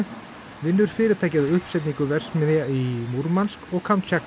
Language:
Icelandic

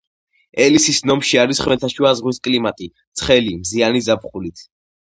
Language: Georgian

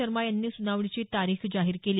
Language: Marathi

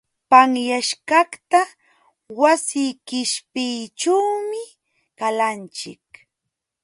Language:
Jauja Wanca Quechua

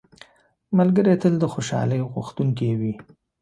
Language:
Pashto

